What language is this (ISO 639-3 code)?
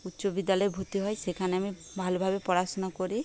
ben